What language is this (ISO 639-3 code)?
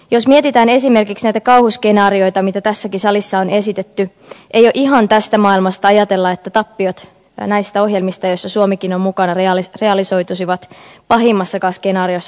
fin